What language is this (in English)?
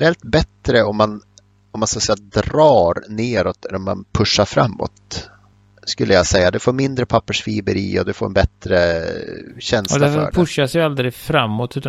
Swedish